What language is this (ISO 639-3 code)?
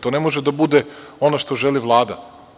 srp